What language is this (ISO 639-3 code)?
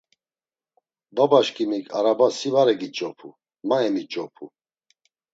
lzz